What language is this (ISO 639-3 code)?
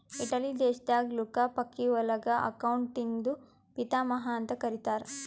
kan